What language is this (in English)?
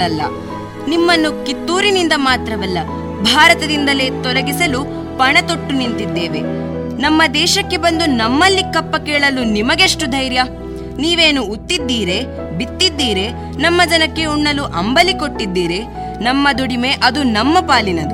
Kannada